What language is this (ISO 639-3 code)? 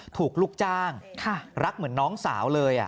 tha